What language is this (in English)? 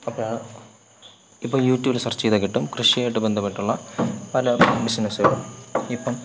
Malayalam